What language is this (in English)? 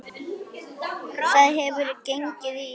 Icelandic